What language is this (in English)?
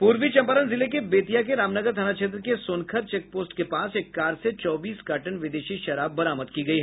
Hindi